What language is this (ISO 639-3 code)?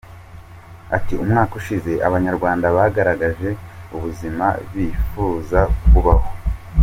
kin